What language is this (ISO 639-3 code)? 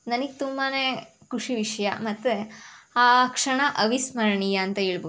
kan